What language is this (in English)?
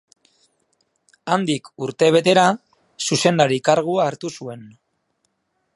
Basque